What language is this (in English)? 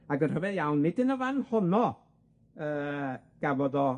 Welsh